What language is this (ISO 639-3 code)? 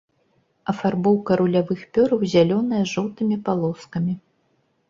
bel